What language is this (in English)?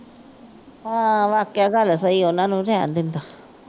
Punjabi